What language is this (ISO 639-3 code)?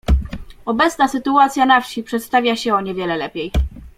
pol